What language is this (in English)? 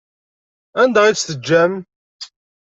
Kabyle